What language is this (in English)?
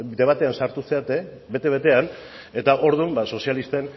Basque